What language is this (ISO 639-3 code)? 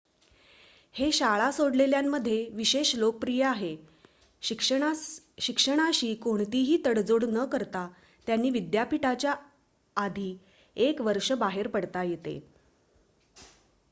mar